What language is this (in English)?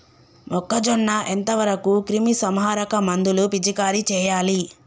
Telugu